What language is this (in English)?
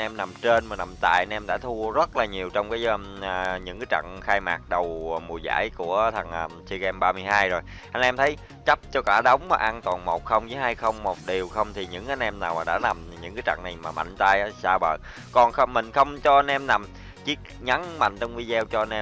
Vietnamese